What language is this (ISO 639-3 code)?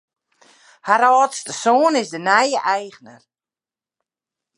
fry